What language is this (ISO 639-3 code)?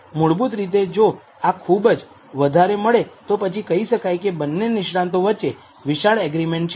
guj